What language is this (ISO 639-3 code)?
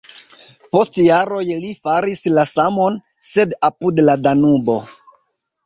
epo